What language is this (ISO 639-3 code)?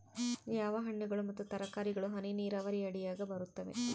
kan